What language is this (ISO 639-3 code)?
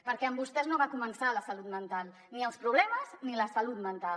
cat